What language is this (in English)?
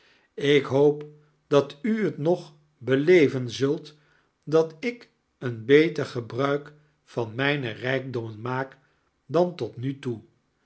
Dutch